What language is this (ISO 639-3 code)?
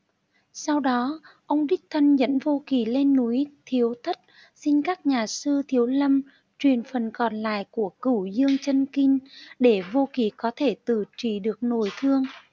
vie